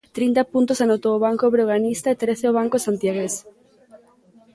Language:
Galician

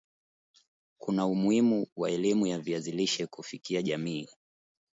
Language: Swahili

